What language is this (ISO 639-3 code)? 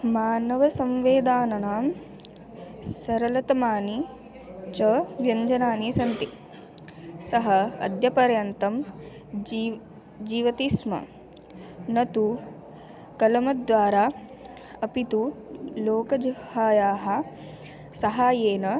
san